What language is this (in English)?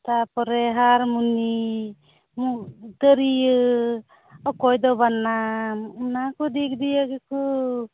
Santali